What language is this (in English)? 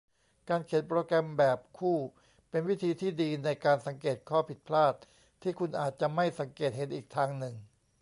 Thai